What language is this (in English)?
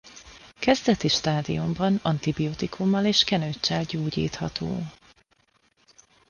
Hungarian